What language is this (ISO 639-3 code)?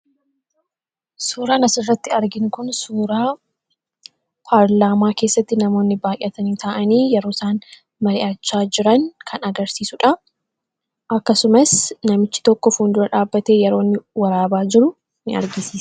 orm